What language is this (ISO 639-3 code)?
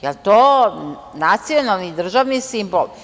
srp